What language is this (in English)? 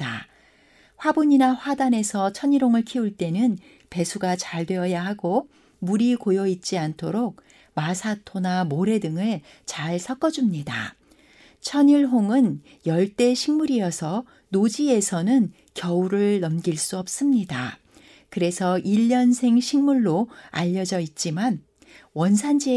Korean